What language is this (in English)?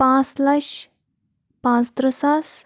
Kashmiri